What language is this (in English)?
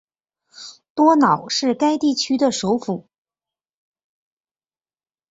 Chinese